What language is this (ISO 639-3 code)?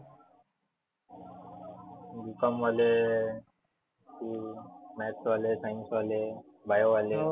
mar